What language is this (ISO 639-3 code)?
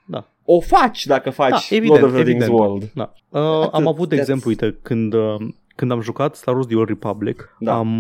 ron